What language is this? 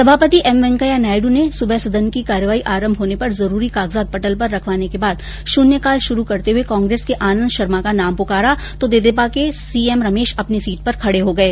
Hindi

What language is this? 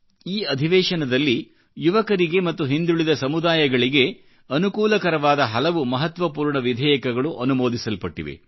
Kannada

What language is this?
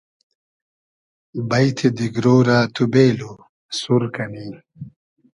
Hazaragi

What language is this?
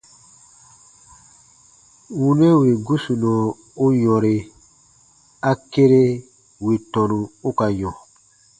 Baatonum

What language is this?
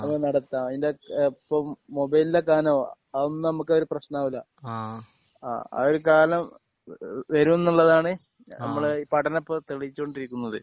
Malayalam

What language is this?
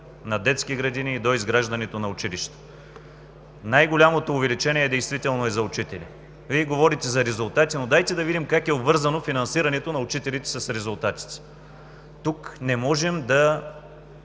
Bulgarian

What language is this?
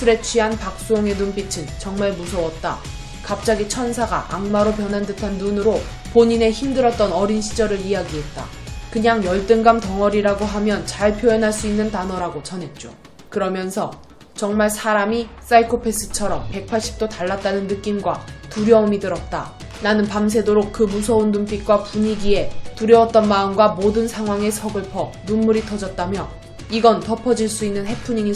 Korean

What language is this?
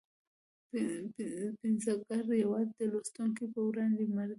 Pashto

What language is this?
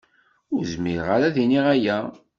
Kabyle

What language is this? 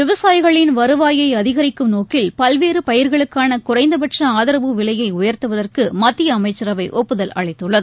Tamil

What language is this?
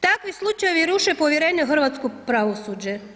Croatian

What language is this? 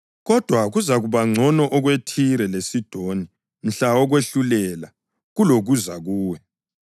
North Ndebele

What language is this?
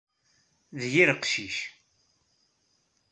Kabyle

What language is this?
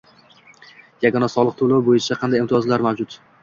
Uzbek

